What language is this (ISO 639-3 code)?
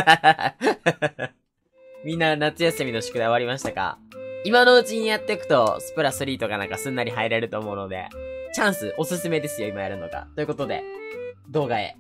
jpn